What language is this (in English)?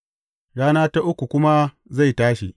Hausa